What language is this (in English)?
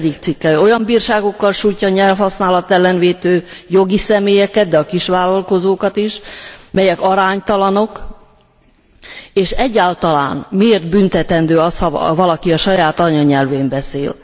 Hungarian